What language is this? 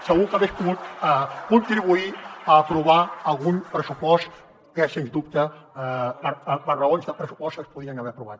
Catalan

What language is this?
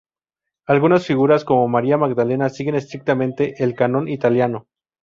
Spanish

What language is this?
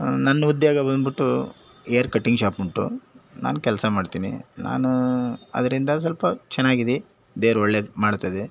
Kannada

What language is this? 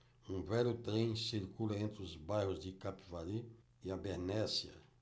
Portuguese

